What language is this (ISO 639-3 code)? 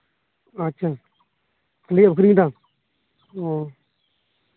sat